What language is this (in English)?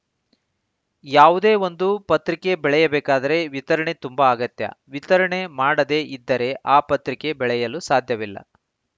Kannada